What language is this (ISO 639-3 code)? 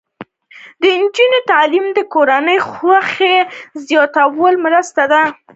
pus